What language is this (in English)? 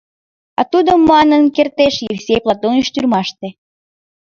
Mari